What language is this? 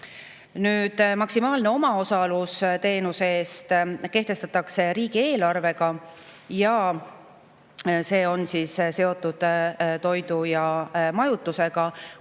Estonian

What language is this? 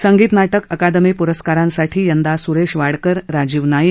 Marathi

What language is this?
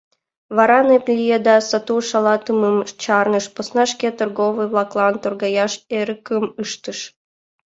Mari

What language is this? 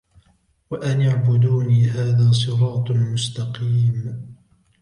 Arabic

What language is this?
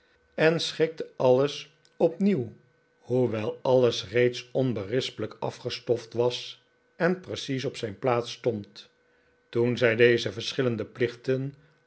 Dutch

